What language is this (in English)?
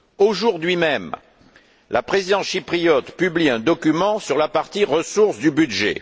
French